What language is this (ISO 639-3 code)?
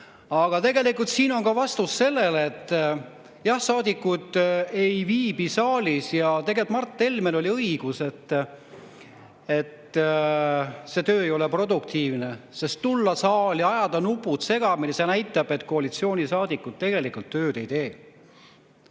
est